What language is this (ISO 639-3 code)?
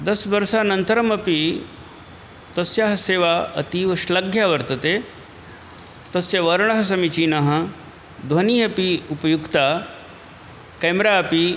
san